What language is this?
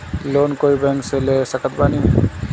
Bhojpuri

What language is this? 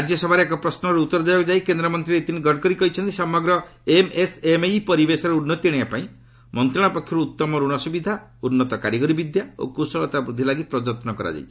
Odia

